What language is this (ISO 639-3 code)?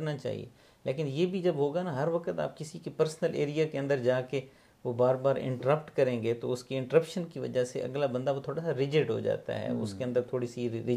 urd